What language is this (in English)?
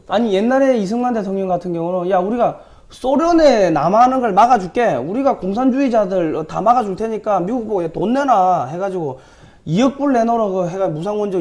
Korean